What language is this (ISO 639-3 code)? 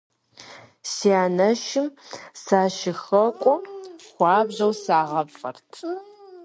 kbd